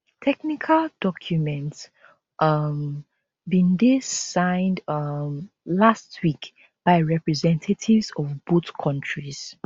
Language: Nigerian Pidgin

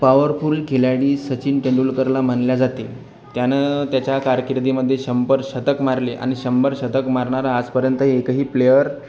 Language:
Marathi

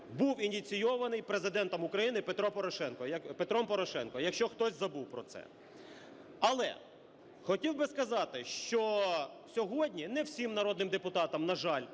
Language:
Ukrainian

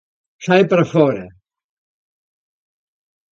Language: Galician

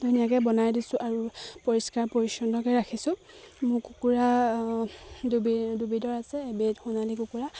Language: Assamese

